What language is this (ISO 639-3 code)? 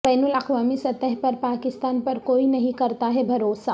urd